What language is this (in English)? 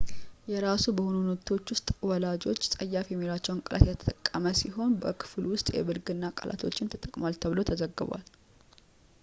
Amharic